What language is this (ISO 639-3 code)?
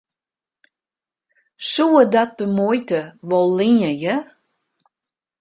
fry